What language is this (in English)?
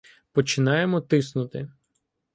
Ukrainian